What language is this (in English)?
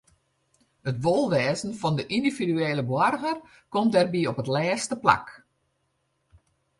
Western Frisian